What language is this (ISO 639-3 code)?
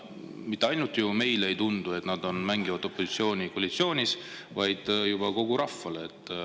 est